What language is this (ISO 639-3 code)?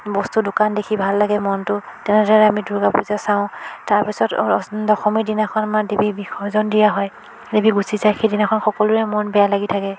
asm